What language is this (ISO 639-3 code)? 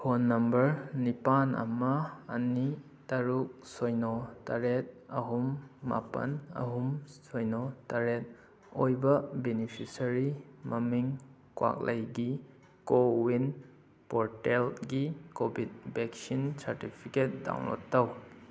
mni